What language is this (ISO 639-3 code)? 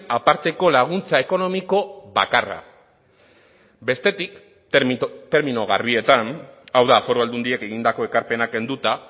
eus